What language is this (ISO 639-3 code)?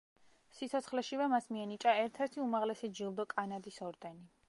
kat